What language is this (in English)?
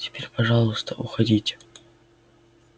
Russian